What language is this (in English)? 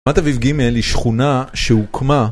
Hebrew